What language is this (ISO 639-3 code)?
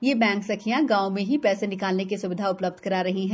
hin